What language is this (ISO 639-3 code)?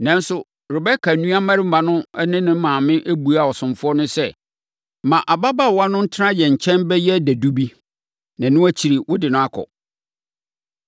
aka